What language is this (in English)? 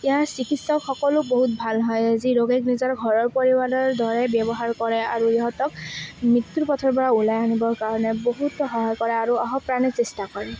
Assamese